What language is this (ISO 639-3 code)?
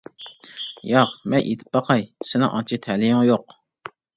uig